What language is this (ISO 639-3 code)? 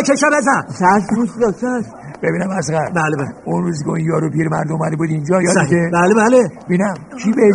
fas